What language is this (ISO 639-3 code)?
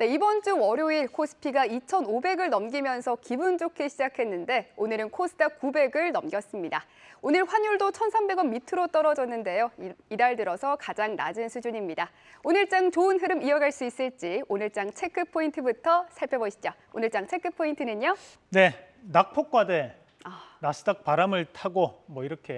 kor